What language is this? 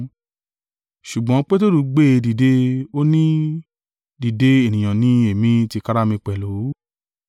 Yoruba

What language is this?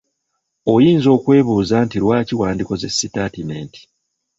Ganda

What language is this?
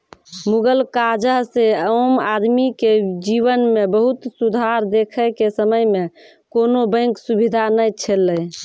Maithili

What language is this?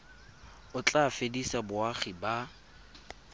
Tswana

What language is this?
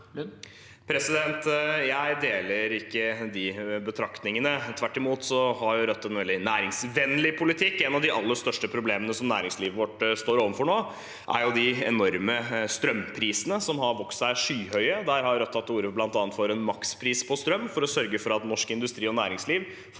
Norwegian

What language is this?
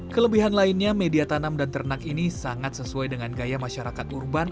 Indonesian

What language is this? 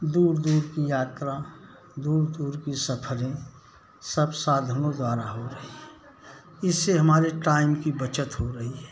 Hindi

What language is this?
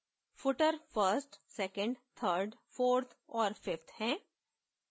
Hindi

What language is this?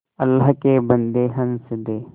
Hindi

